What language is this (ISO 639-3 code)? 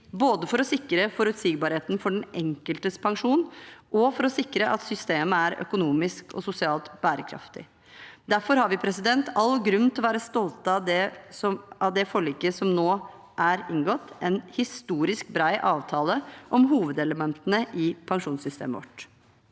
nor